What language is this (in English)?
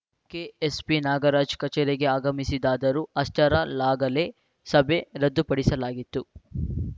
Kannada